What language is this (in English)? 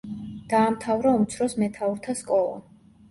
Georgian